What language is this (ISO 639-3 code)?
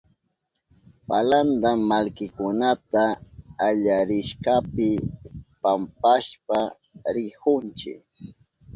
qup